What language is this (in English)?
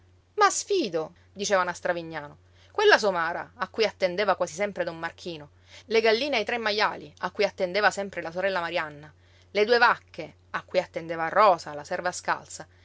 Italian